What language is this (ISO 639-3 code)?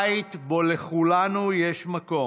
heb